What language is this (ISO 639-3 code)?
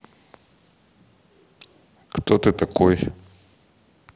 rus